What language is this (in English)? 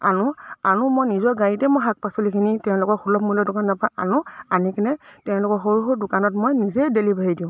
Assamese